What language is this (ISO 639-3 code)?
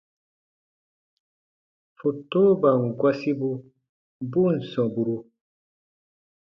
bba